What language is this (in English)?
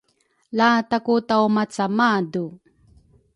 Rukai